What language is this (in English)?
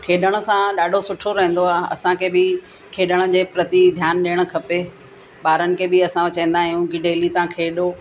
Sindhi